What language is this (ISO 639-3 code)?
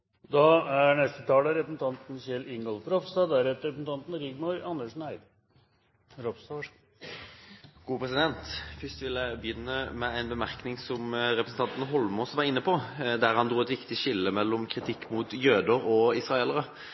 nob